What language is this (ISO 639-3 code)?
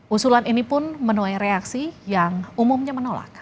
ind